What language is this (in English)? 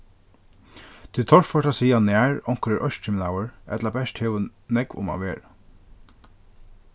Faroese